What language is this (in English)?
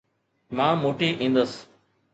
Sindhi